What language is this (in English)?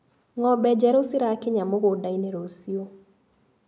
Kikuyu